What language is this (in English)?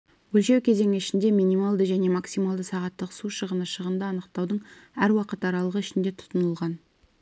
Kazakh